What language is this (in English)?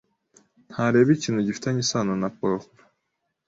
Kinyarwanda